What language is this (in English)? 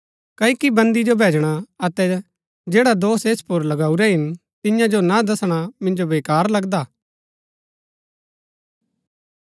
Gaddi